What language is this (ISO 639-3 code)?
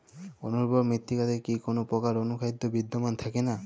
ben